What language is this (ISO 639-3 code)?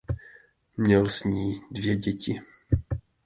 ces